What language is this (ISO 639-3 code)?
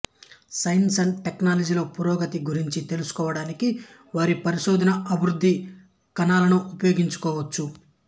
tel